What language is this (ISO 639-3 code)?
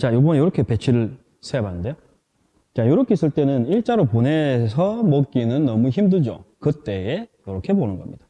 kor